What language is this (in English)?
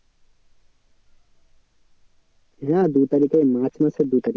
Bangla